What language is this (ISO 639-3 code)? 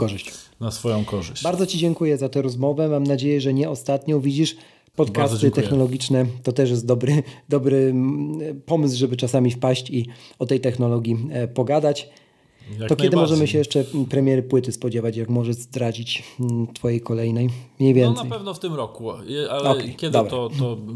pol